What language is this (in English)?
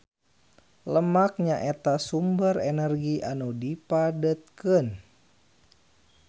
Sundanese